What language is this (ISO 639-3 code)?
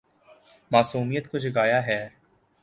urd